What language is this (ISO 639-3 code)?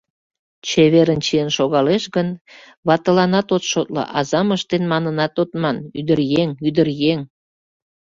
chm